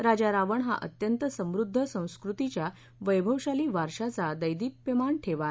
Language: Marathi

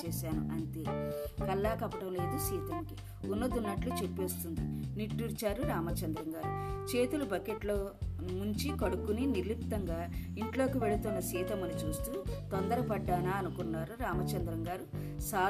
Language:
Telugu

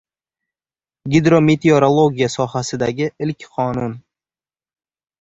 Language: Uzbek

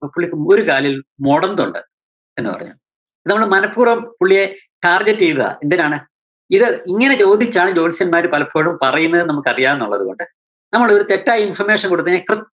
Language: Malayalam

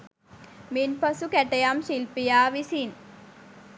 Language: Sinhala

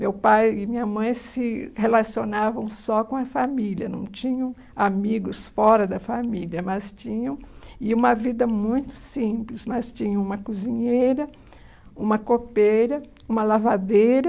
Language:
Portuguese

